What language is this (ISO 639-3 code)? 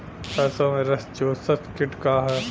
bho